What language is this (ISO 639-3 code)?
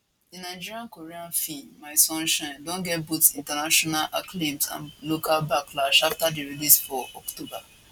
pcm